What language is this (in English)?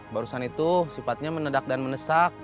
Indonesian